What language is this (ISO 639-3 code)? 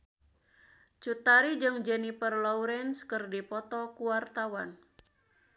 sun